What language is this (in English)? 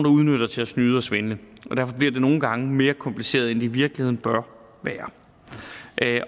Danish